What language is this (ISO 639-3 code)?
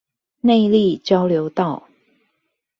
zho